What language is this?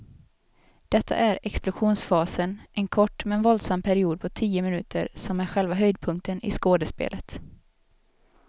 Swedish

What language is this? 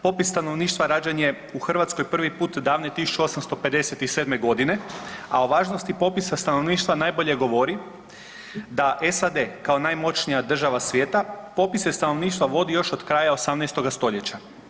Croatian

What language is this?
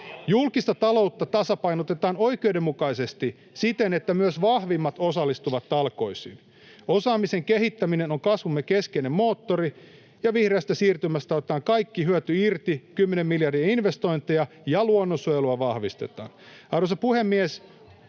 Finnish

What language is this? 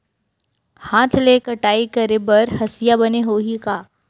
Chhattisgarhi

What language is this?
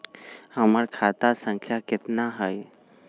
Magahi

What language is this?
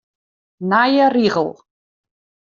Western Frisian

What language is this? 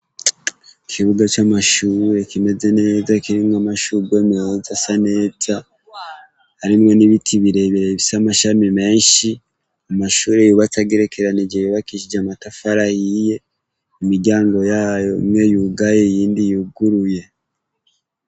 Rundi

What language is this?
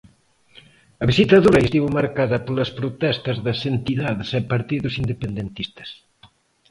Galician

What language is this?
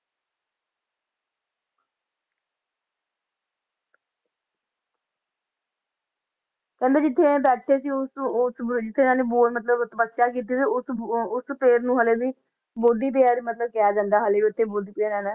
Punjabi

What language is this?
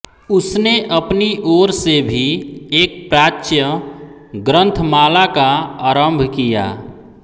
Hindi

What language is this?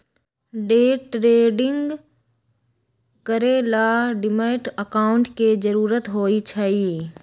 Magahi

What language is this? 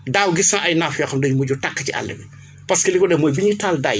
Wolof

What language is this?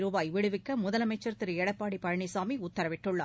Tamil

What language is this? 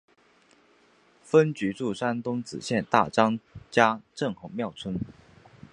Chinese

